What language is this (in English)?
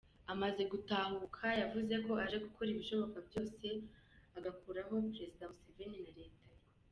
Kinyarwanda